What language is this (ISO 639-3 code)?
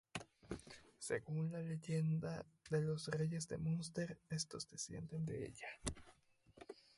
spa